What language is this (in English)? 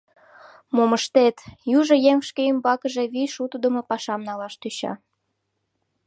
Mari